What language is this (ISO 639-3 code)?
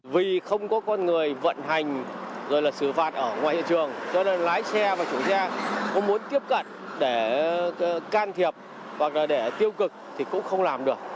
vie